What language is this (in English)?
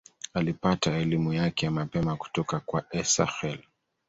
Swahili